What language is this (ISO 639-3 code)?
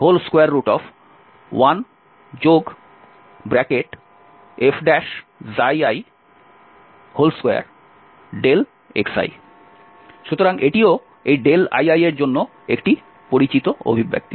ben